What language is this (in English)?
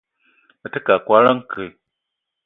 Eton (Cameroon)